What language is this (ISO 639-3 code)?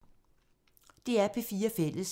dan